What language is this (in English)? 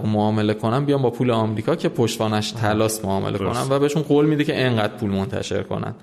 Persian